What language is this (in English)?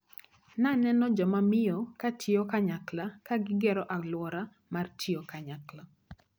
Luo (Kenya and Tanzania)